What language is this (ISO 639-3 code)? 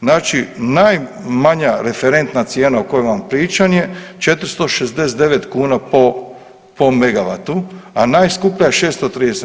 hrv